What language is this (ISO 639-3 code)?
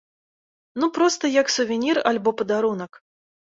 bel